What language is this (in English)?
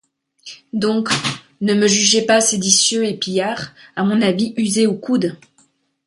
French